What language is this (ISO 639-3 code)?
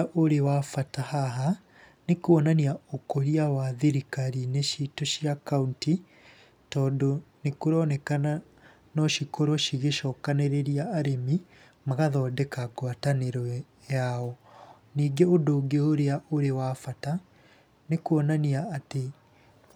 kik